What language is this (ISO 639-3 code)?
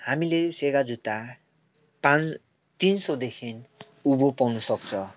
nep